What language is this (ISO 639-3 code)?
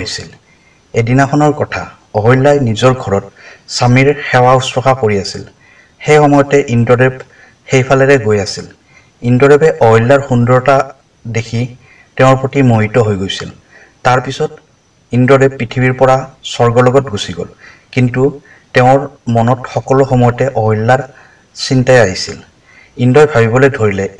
tha